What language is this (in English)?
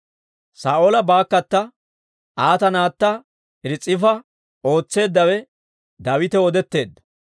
Dawro